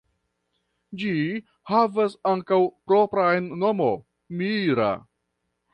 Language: Esperanto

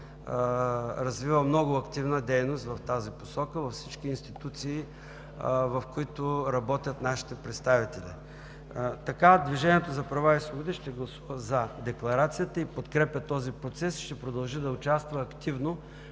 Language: Bulgarian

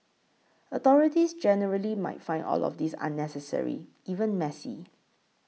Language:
English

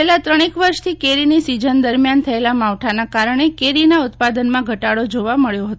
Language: Gujarati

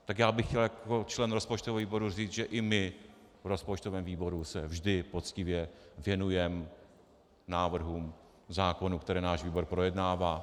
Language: Czech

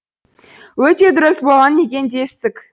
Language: Kazakh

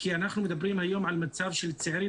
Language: Hebrew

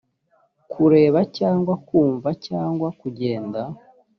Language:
Kinyarwanda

